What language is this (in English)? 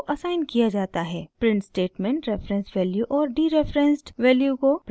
Hindi